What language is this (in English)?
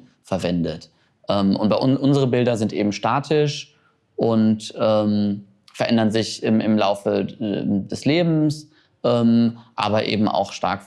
German